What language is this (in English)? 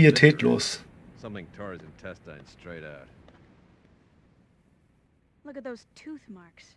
German